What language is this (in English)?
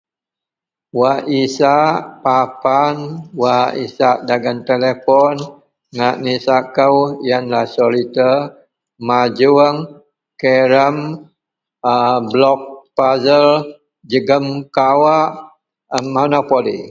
Central Melanau